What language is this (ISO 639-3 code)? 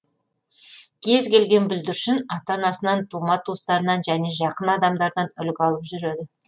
kaz